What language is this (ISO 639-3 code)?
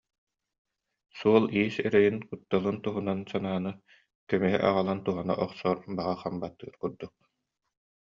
sah